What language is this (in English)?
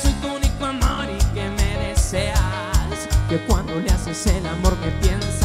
Spanish